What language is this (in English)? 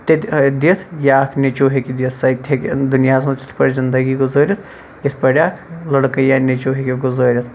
Kashmiri